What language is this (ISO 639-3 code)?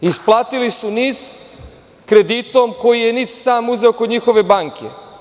srp